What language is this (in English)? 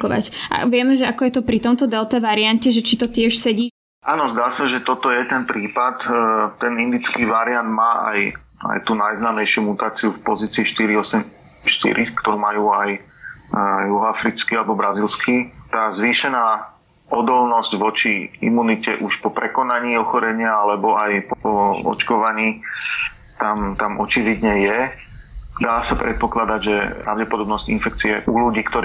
Slovak